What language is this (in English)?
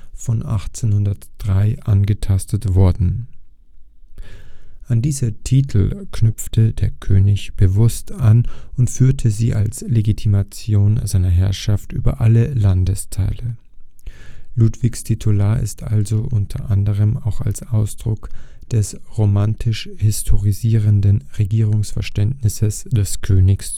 German